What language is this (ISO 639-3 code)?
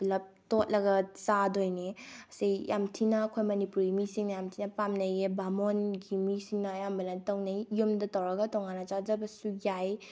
mni